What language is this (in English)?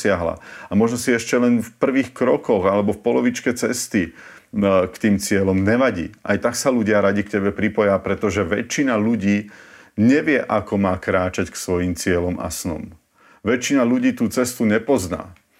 Slovak